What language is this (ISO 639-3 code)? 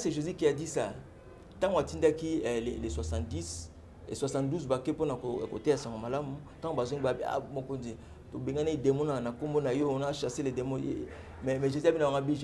fra